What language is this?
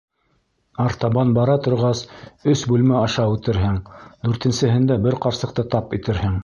Bashkir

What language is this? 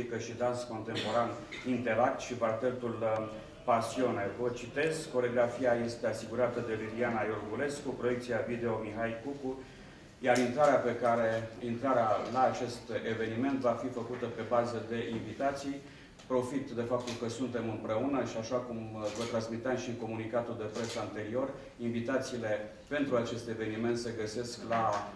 Romanian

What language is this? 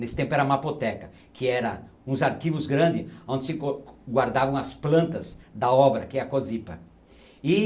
Portuguese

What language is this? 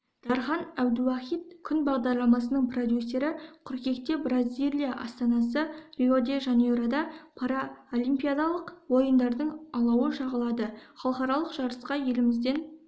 Kazakh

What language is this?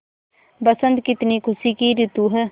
Hindi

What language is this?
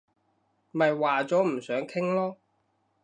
Cantonese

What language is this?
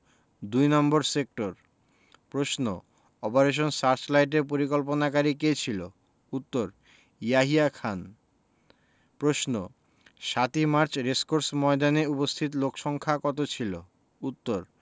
Bangla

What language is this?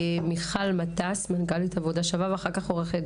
Hebrew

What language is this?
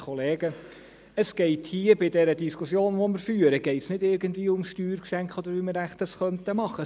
Swiss German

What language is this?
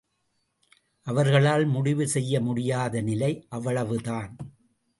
Tamil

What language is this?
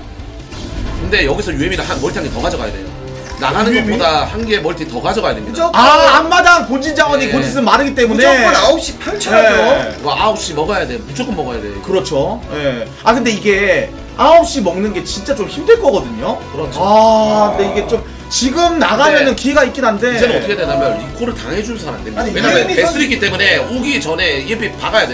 Korean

